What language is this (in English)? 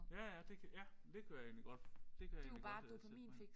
Danish